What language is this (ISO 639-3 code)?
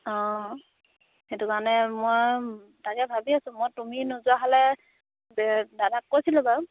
asm